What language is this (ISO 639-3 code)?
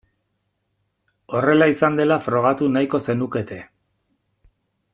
eus